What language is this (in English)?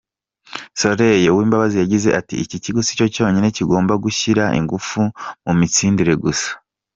Kinyarwanda